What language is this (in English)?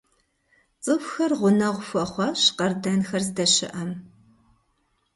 Kabardian